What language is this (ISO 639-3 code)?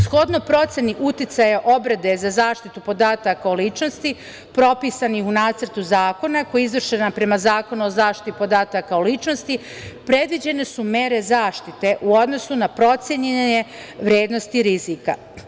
srp